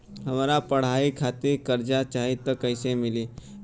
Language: Bhojpuri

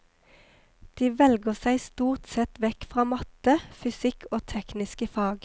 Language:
Norwegian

